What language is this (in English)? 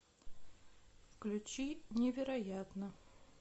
Russian